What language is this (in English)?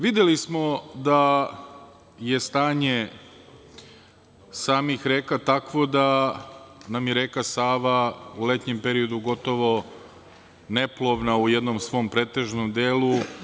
Serbian